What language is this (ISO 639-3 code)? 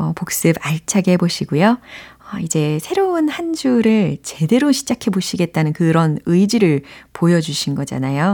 kor